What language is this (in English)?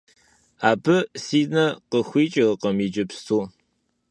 Kabardian